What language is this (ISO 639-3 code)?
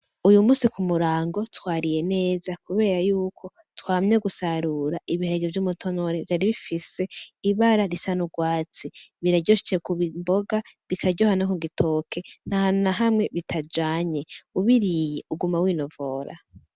run